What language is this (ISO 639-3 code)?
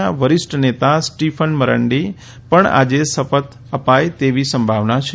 guj